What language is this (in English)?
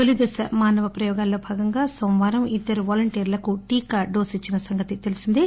Telugu